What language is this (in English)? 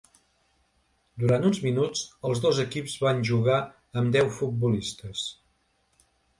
Catalan